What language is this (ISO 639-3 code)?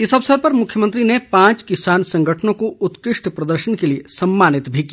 hin